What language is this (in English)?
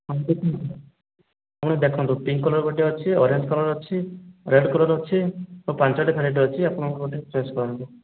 Odia